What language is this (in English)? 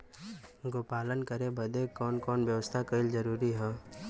Bhojpuri